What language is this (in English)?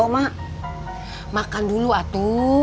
Indonesian